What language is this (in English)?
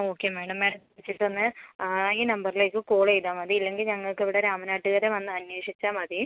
Malayalam